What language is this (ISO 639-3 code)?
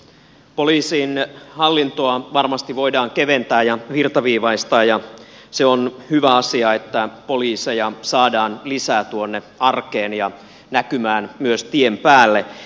fin